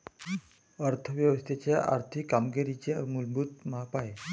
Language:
Marathi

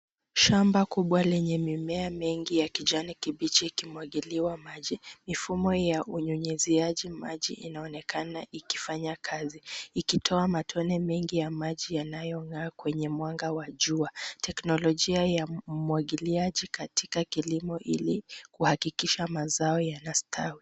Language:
Swahili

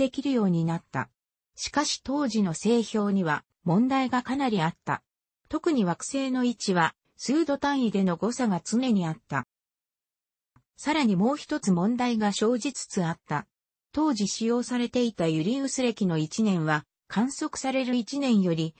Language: Japanese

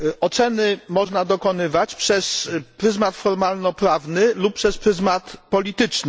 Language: Polish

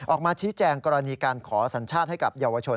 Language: Thai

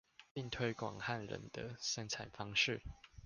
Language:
Chinese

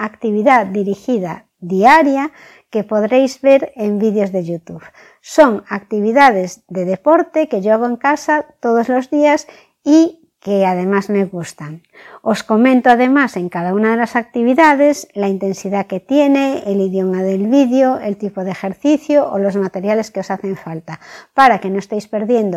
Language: Spanish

